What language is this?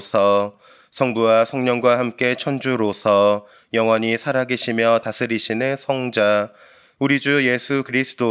Korean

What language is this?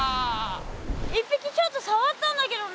Japanese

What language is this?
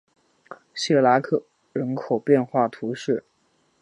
Chinese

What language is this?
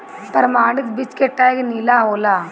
Bhojpuri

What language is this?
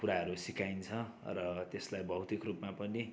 Nepali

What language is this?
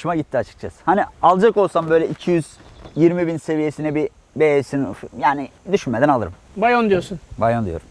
Turkish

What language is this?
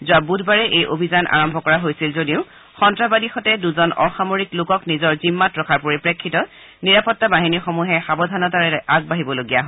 Assamese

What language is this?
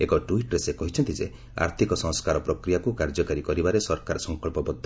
Odia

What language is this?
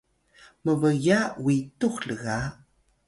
Atayal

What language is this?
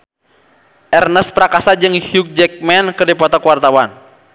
Sundanese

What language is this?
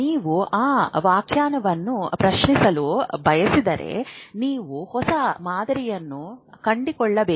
Kannada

